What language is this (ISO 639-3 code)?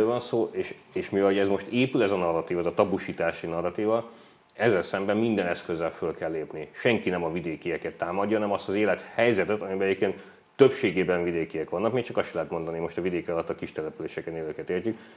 hun